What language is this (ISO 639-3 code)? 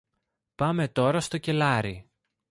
ell